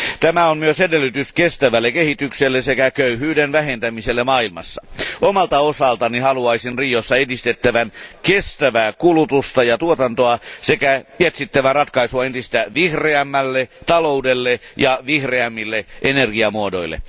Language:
Finnish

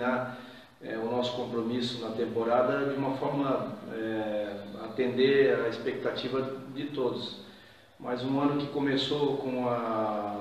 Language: Portuguese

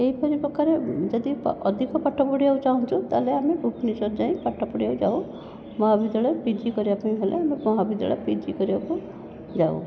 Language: Odia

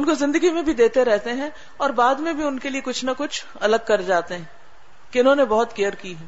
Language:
Urdu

